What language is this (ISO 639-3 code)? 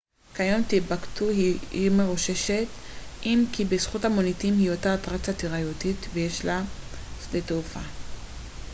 heb